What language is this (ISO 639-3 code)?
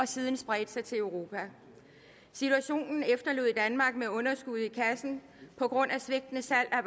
dan